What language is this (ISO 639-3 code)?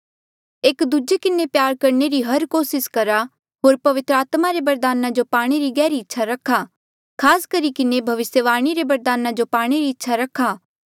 mjl